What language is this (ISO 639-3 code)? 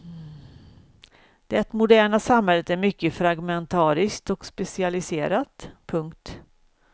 swe